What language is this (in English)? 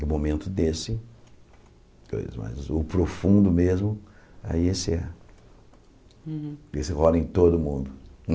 Portuguese